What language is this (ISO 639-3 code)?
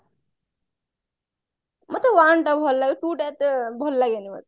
ori